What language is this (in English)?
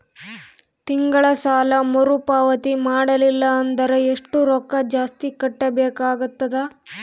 Kannada